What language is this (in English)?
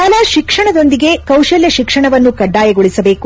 Kannada